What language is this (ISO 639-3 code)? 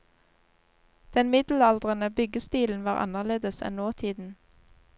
nor